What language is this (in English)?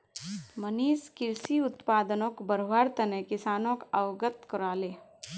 Magahi